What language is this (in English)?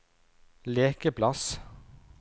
Norwegian